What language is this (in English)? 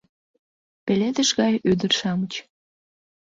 Mari